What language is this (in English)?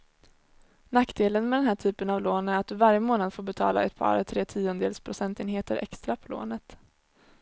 Swedish